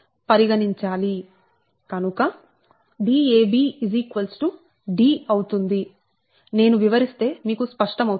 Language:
Telugu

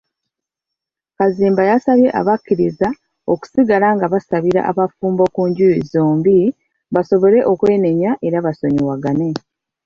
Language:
Ganda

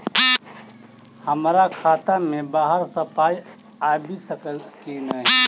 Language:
Maithili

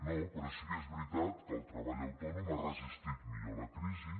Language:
Catalan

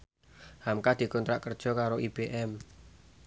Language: Javanese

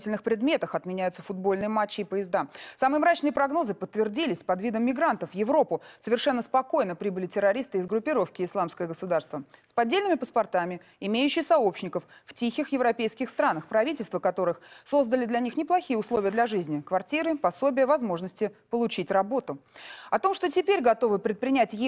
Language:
Russian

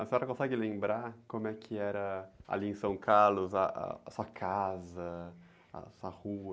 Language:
Portuguese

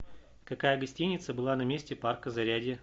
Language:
Russian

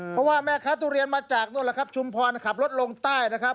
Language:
Thai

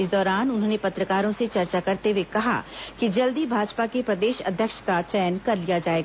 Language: Hindi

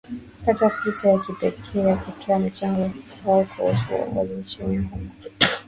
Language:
Swahili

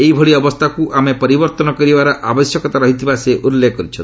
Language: Odia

